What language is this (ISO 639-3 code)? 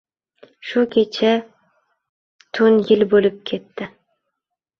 uzb